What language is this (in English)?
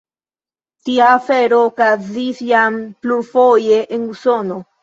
Esperanto